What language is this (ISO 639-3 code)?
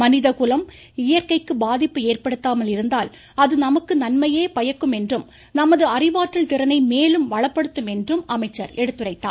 tam